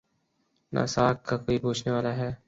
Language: Urdu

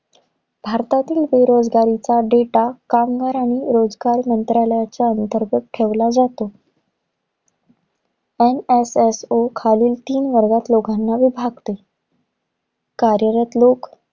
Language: Marathi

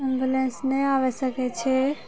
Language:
Maithili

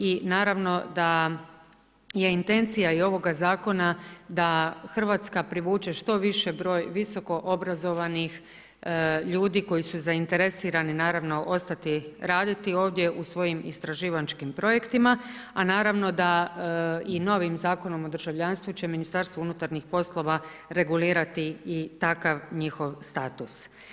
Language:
Croatian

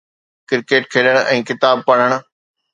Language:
Sindhi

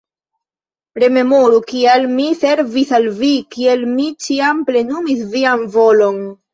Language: Esperanto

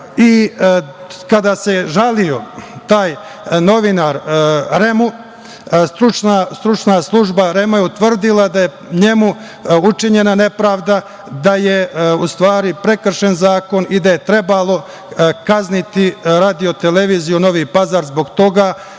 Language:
Serbian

